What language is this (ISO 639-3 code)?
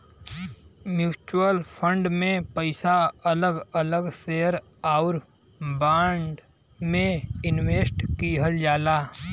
bho